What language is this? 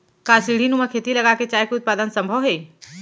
Chhattisgarhi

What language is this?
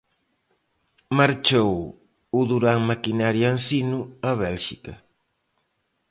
Galician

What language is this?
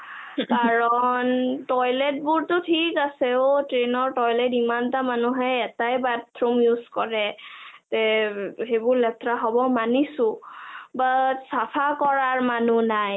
Assamese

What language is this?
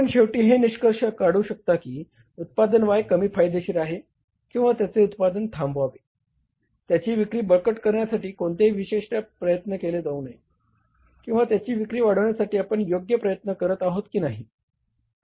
Marathi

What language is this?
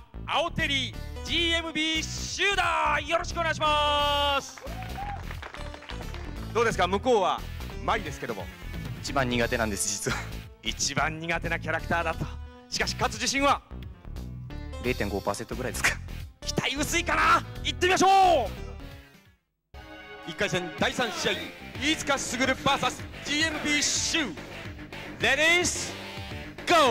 Japanese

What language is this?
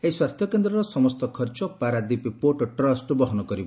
Odia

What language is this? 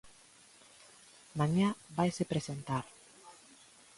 Galician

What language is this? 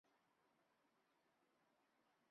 Chinese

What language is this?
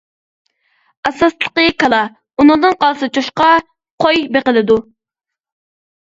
Uyghur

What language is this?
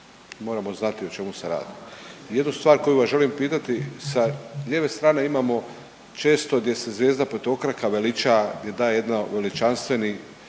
Croatian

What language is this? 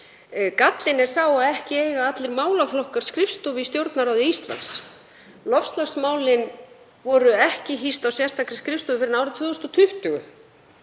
Icelandic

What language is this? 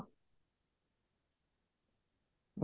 Odia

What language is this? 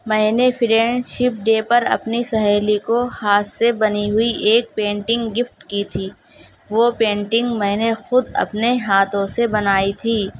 Urdu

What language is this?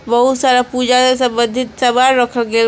Bhojpuri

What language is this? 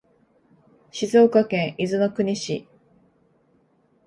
Japanese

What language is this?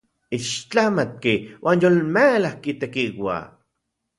Central Puebla Nahuatl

